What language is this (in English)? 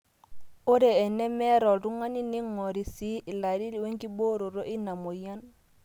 Masai